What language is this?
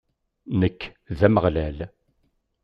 Kabyle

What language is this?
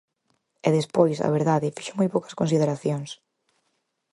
Galician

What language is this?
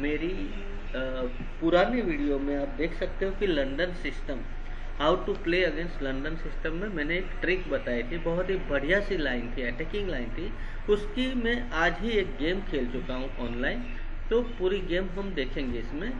Hindi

